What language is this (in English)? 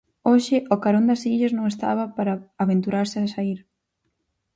Galician